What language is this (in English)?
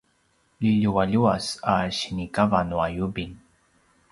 Paiwan